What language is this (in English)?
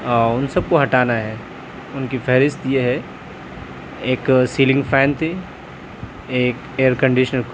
Urdu